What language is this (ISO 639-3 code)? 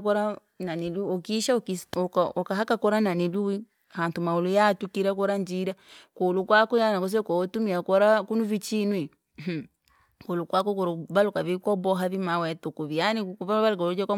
lag